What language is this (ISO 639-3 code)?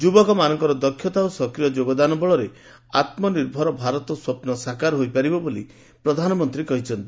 ori